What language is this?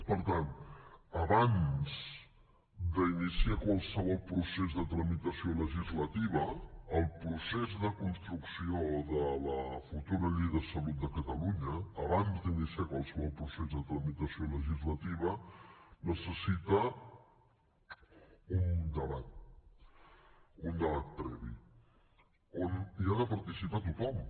Catalan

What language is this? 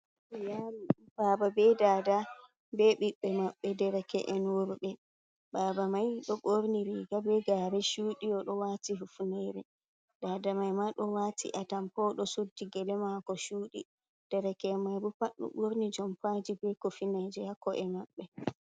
Fula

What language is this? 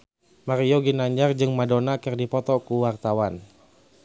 Sundanese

